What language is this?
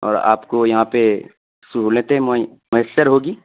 Urdu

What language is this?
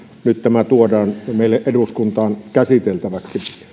Finnish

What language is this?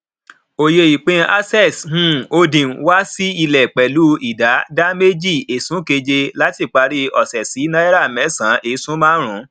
Yoruba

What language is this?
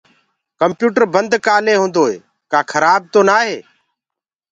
Gurgula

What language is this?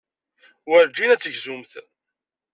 Kabyle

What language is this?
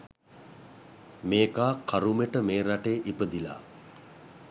Sinhala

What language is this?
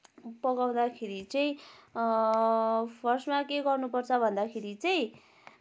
Nepali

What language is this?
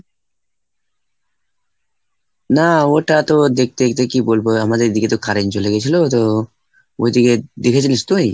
Bangla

